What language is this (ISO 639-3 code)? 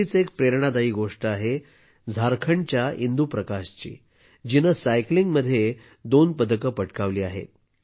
mar